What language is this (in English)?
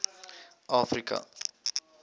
Afrikaans